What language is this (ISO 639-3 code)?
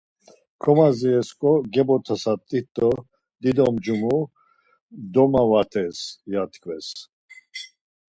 lzz